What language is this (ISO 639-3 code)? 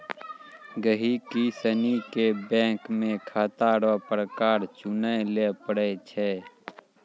mai